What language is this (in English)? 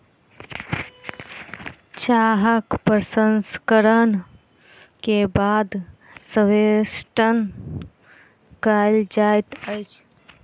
Maithili